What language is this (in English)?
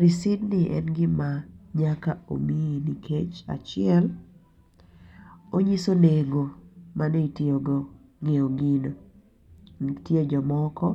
Luo (Kenya and Tanzania)